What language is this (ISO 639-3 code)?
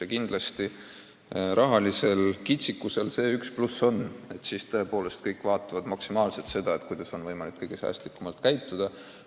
est